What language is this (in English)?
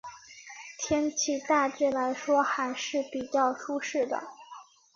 Chinese